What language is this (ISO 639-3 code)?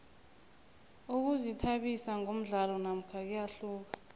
nbl